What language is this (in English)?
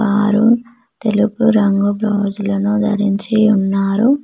Telugu